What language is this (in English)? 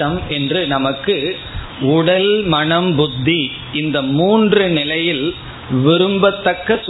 Tamil